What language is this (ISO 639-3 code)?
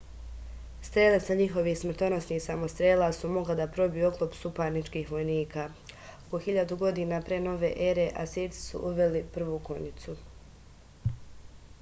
srp